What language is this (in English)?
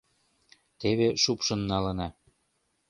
Mari